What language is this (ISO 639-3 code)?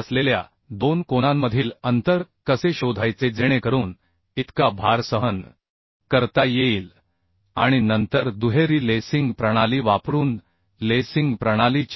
mar